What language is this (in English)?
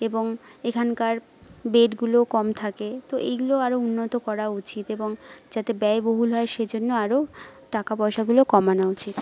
Bangla